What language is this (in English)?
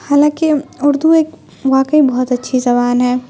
Urdu